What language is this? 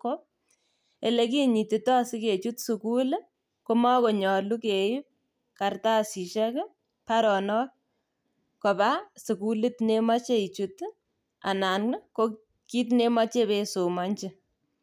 Kalenjin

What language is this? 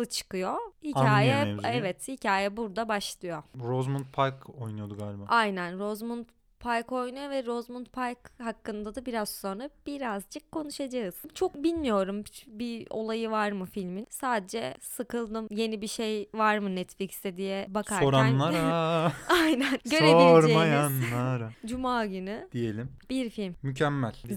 Turkish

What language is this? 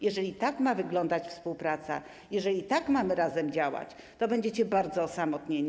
Polish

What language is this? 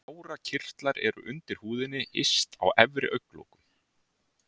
Icelandic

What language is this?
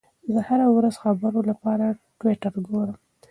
Pashto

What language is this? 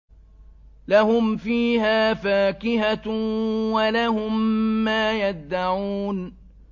Arabic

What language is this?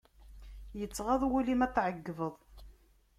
Kabyle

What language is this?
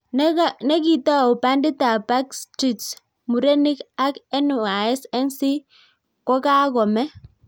Kalenjin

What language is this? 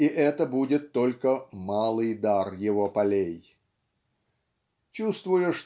Russian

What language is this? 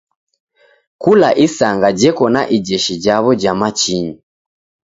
Taita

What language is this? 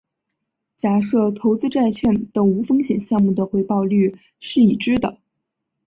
Chinese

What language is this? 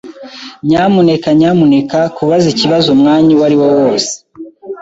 Kinyarwanda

